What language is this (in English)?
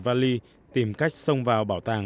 Vietnamese